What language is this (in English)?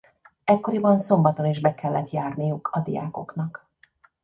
Hungarian